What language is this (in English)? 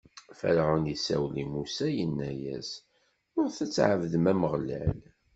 Kabyle